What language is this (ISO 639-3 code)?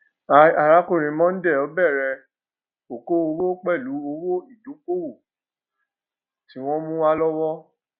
yor